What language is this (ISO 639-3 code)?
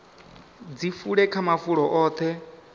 ven